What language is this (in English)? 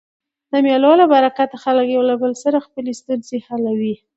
Pashto